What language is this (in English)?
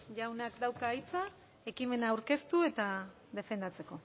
Basque